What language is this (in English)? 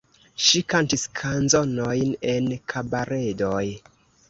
Esperanto